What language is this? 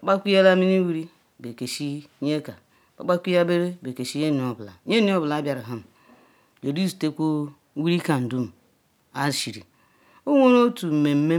Ikwere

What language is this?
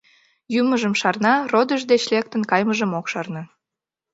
Mari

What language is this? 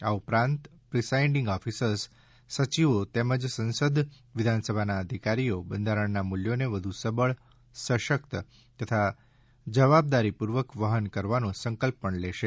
Gujarati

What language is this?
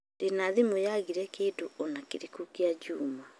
Kikuyu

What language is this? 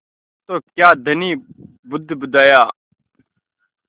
Hindi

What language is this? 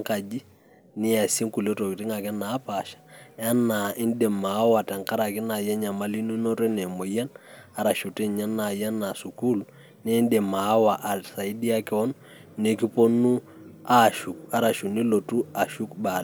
Masai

